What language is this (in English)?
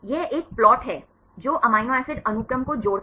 Hindi